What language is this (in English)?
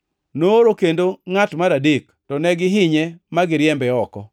Luo (Kenya and Tanzania)